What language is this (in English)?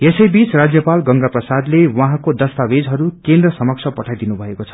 Nepali